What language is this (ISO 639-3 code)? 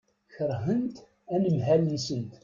kab